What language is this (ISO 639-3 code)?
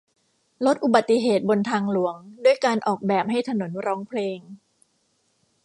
tha